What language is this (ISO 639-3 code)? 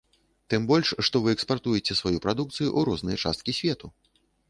bel